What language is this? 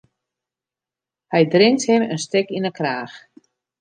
Western Frisian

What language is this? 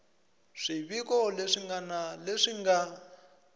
Tsonga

